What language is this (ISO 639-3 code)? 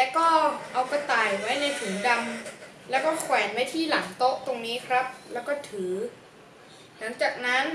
tha